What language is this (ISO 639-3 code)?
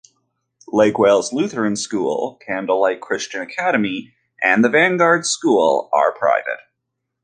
eng